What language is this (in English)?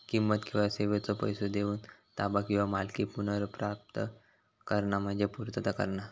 Marathi